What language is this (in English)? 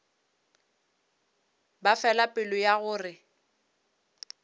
Northern Sotho